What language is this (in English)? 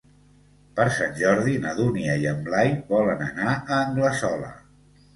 Catalan